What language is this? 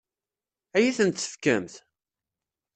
Kabyle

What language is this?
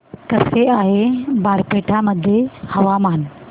Marathi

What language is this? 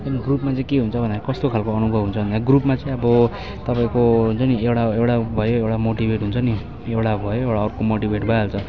Nepali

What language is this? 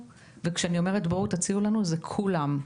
Hebrew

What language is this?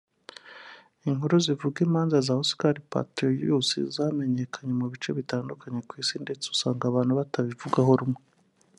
Kinyarwanda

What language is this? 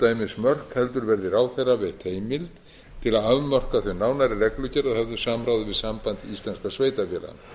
Icelandic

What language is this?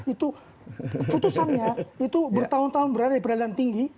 Indonesian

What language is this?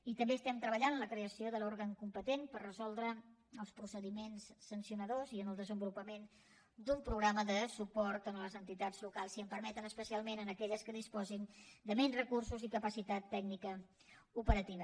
Catalan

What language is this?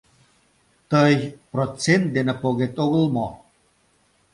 Mari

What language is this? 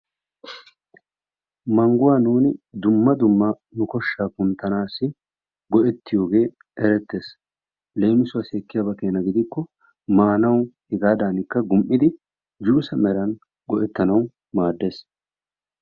Wolaytta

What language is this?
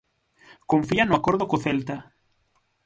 Galician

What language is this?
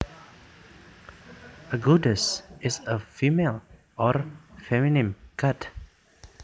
Javanese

